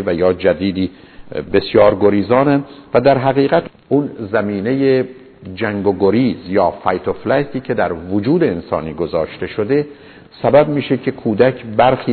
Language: Persian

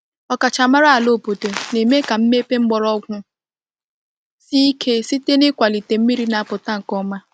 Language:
Igbo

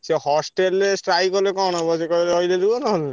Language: Odia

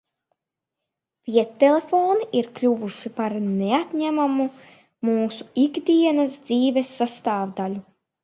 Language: Latvian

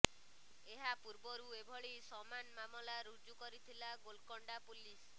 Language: Odia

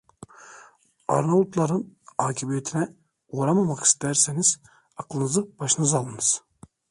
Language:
Turkish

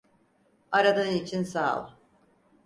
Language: Turkish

